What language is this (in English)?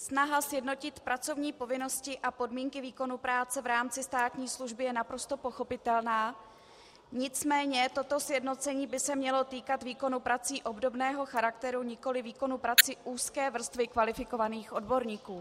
Czech